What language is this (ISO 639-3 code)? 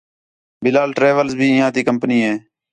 xhe